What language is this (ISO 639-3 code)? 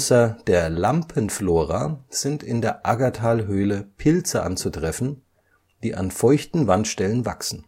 deu